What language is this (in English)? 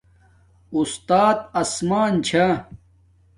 Domaaki